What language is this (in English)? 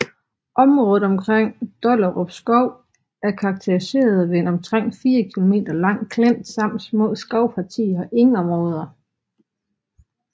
Danish